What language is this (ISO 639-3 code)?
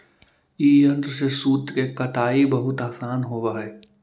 mag